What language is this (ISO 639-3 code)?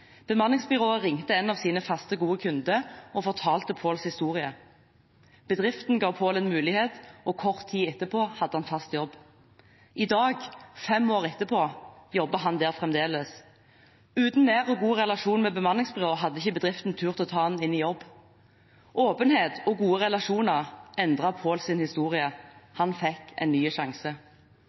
nob